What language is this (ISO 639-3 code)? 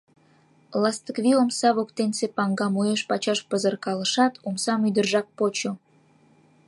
chm